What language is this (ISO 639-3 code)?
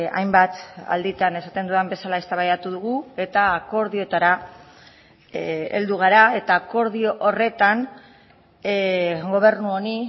eus